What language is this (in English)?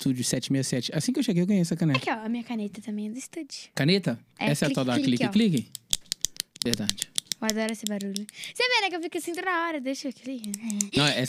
Portuguese